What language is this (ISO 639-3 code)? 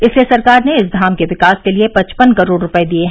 hin